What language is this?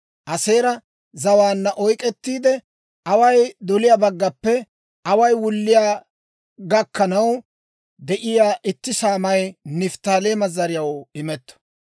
Dawro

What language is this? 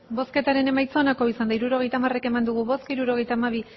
Basque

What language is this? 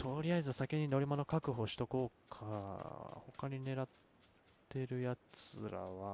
Japanese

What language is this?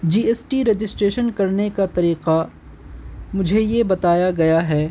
Urdu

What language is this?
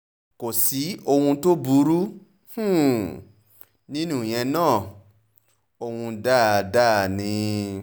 Yoruba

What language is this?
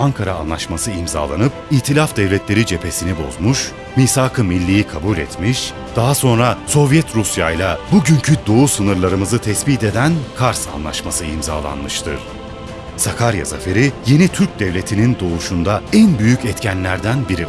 Turkish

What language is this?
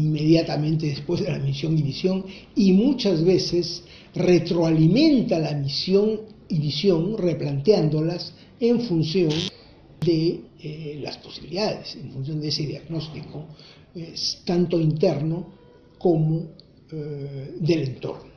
Spanish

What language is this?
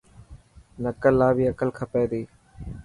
Dhatki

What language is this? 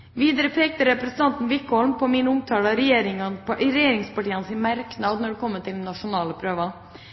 Norwegian Bokmål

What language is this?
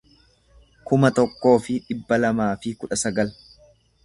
Oromo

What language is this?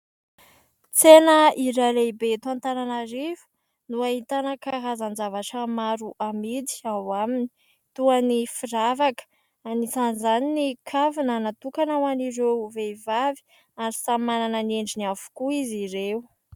Malagasy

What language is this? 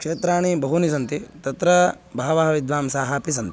Sanskrit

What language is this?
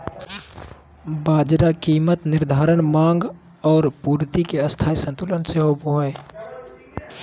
Magahi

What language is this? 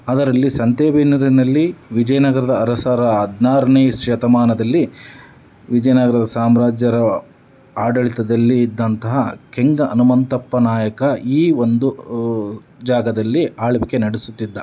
Kannada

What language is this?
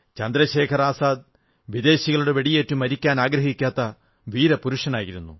Malayalam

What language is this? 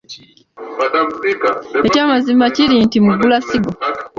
Ganda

